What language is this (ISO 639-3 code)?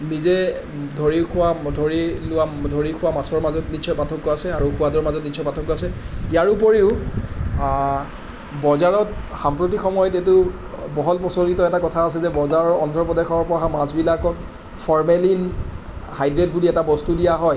asm